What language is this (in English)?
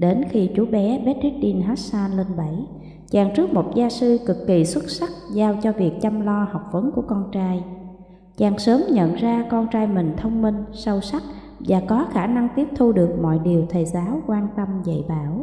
Vietnamese